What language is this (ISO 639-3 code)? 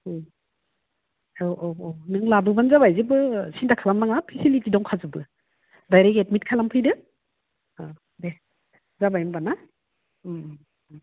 brx